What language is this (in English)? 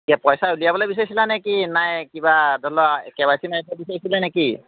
Assamese